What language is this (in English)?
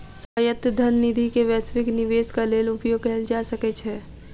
Maithili